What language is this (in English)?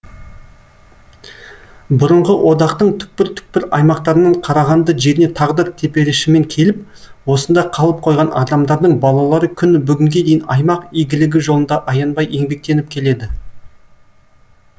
Kazakh